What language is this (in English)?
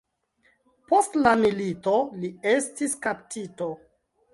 Esperanto